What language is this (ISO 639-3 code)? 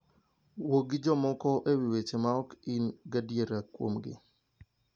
luo